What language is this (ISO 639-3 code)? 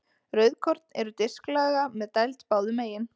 isl